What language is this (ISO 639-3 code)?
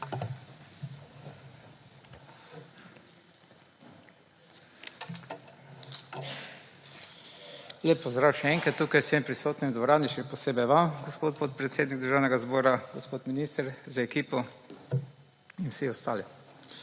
slv